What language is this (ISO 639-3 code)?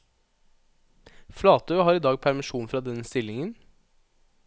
nor